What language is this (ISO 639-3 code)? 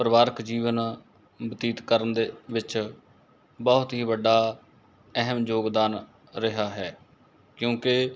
pan